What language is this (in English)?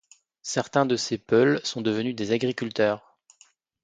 French